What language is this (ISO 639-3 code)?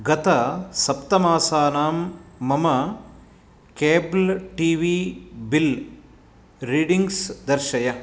san